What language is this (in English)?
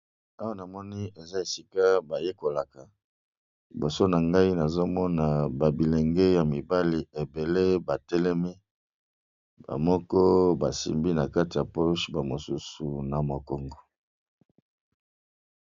Lingala